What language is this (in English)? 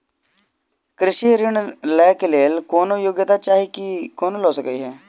Maithili